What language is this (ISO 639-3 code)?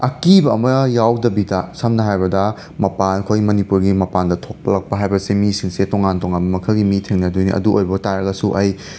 mni